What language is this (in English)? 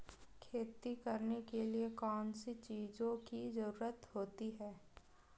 Hindi